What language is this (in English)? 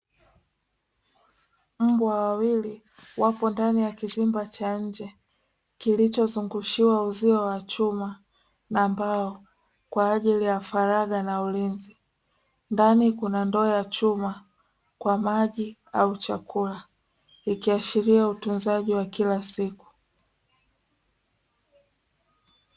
Swahili